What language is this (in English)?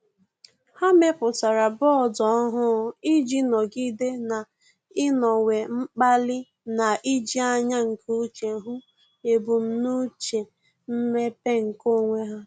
Igbo